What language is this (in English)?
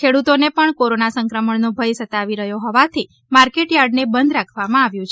Gujarati